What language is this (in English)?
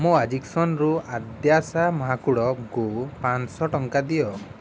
Odia